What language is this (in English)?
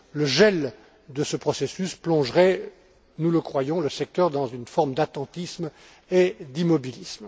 French